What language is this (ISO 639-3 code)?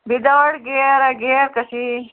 kok